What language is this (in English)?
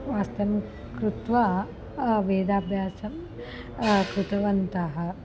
Sanskrit